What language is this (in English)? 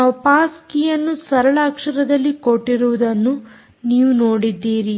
Kannada